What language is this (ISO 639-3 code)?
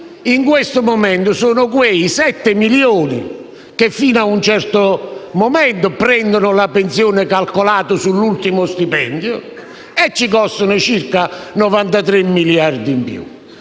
ita